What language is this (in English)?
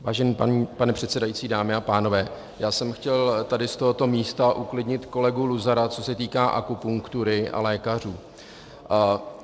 Czech